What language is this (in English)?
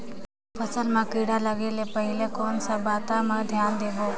Chhattisgarhi